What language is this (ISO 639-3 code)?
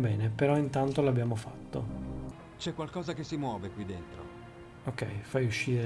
ita